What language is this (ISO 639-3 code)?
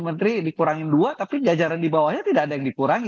ind